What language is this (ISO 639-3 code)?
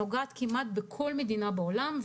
heb